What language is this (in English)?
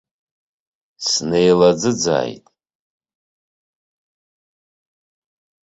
Abkhazian